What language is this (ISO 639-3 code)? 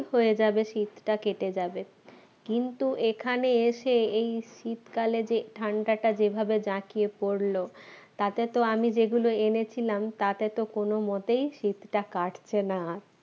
ben